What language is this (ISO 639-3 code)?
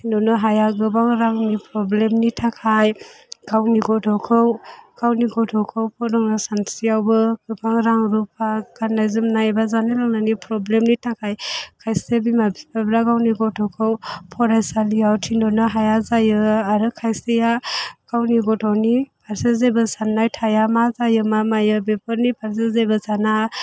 brx